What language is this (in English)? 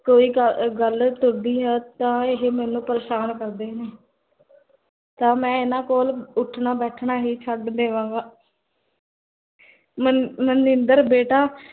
Punjabi